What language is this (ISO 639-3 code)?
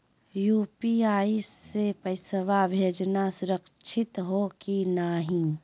mag